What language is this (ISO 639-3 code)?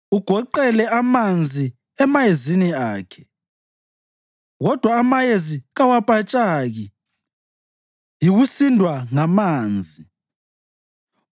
nde